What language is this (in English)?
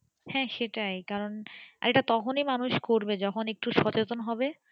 Bangla